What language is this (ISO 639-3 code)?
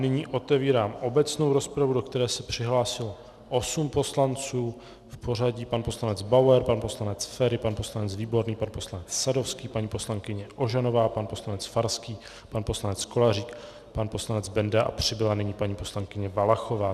ces